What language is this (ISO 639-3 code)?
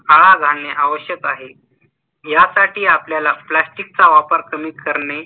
mar